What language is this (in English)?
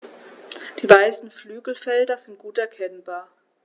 German